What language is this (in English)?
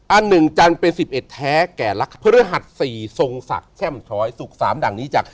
Thai